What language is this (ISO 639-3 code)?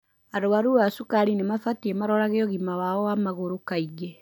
kik